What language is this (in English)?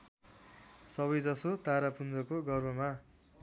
Nepali